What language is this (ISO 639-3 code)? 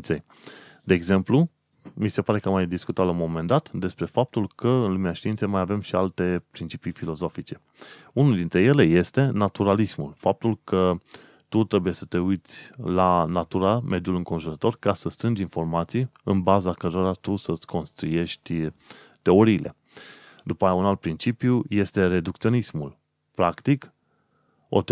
ron